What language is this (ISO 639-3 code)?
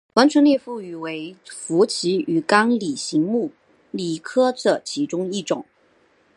zho